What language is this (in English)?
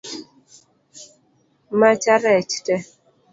Luo (Kenya and Tanzania)